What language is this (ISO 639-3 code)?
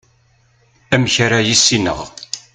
kab